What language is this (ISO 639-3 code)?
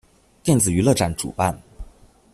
zho